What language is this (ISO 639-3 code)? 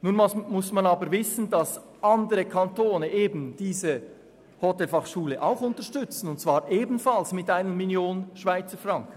gsw